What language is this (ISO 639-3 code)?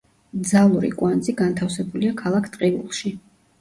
kat